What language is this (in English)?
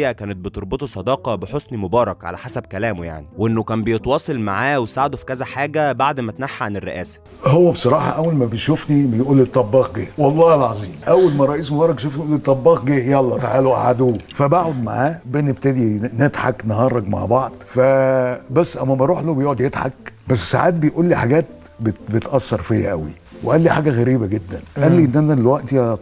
Arabic